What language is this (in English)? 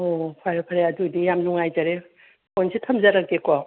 Manipuri